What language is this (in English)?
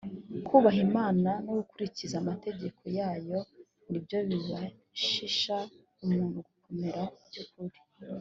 Kinyarwanda